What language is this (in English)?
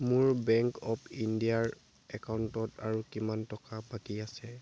Assamese